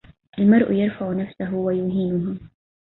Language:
Arabic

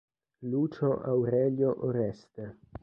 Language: Italian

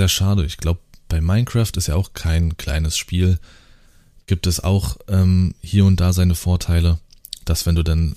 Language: German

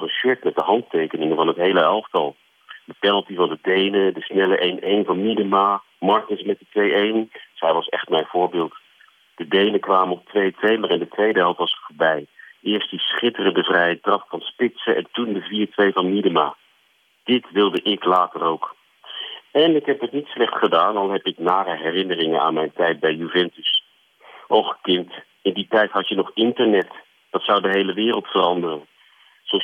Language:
Dutch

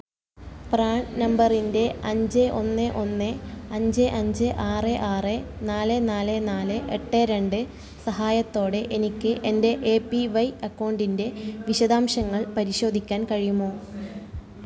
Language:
Malayalam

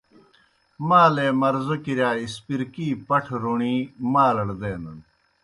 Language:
Kohistani Shina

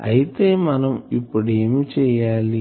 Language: Telugu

